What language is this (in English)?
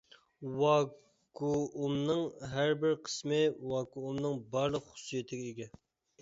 Uyghur